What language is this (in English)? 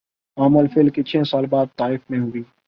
Urdu